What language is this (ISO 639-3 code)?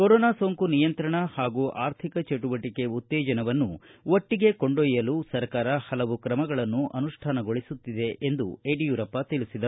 kan